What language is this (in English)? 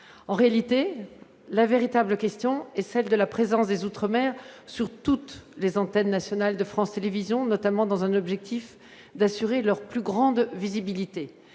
French